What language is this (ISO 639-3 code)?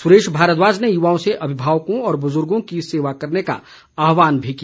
hin